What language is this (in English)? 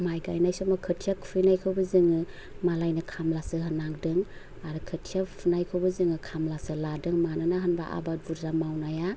Bodo